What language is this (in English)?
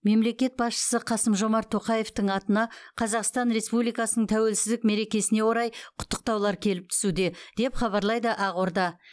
Kazakh